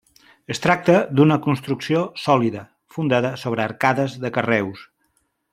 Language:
Catalan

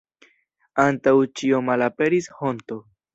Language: Esperanto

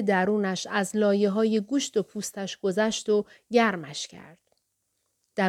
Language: Persian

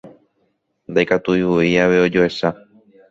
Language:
Guarani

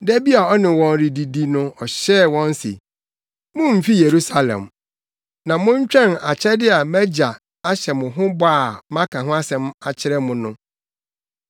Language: Akan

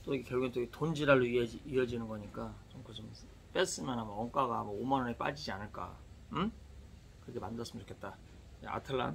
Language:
Korean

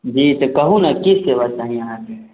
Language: Maithili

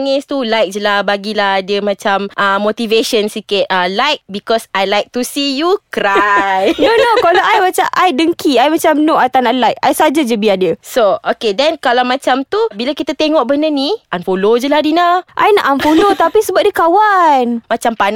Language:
Malay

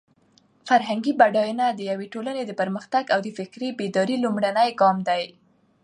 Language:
Pashto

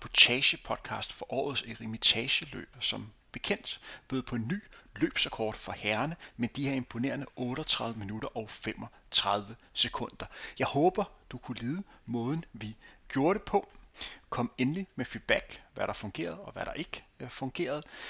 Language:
Danish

